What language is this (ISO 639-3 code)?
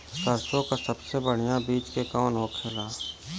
bho